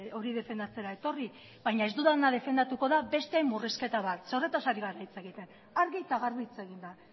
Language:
Basque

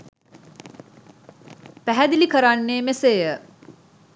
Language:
Sinhala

